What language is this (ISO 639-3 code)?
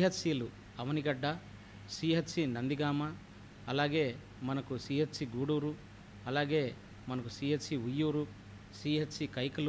hin